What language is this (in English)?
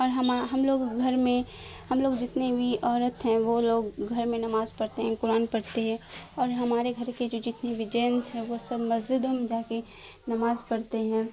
Urdu